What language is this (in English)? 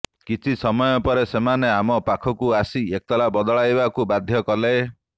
Odia